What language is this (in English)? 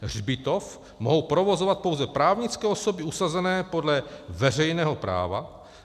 Czech